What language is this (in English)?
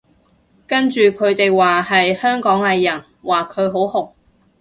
Cantonese